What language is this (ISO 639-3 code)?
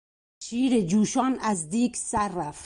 fas